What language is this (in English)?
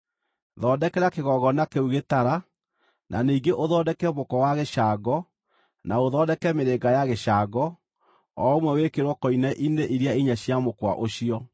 Kikuyu